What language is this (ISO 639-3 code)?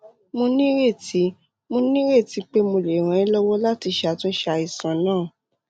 yor